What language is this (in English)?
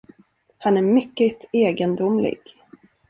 Swedish